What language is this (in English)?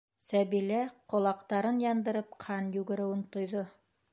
Bashkir